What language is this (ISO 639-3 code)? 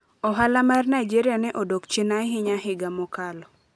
luo